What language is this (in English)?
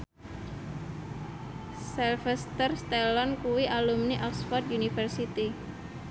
Javanese